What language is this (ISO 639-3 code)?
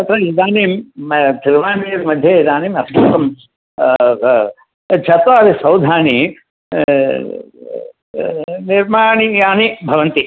san